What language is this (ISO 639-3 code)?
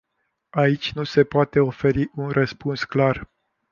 ron